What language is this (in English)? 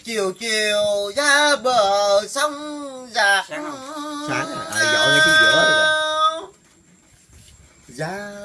Vietnamese